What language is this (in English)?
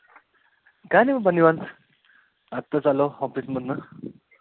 Marathi